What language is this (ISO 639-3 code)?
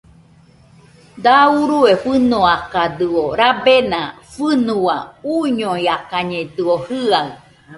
hux